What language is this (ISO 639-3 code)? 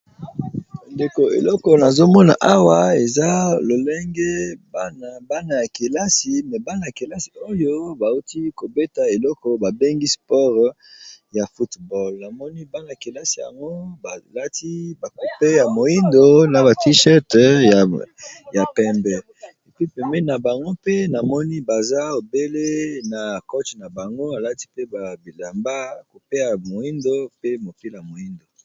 lin